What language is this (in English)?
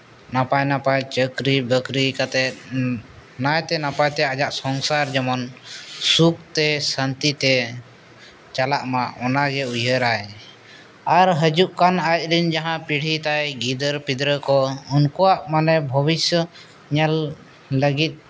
Santali